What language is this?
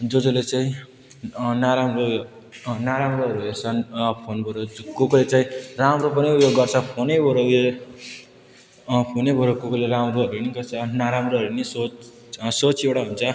Nepali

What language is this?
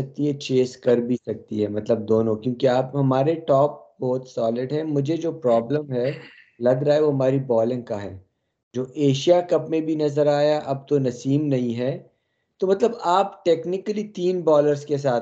Urdu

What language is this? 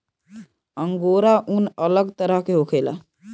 Bhojpuri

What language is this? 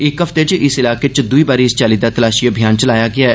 Dogri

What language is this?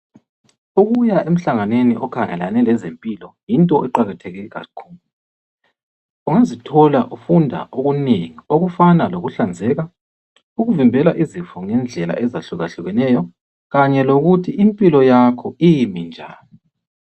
North Ndebele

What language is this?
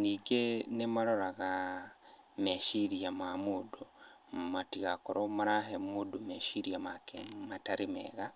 Kikuyu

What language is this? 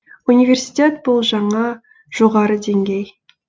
Kazakh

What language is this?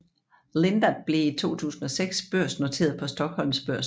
Danish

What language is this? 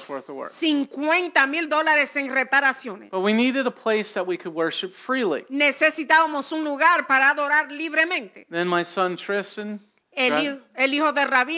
English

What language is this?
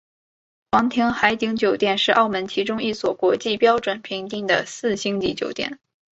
Chinese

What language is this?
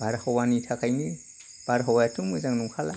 Bodo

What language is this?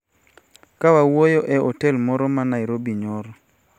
Luo (Kenya and Tanzania)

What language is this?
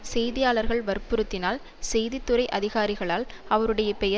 Tamil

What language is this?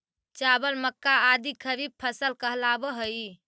Magahi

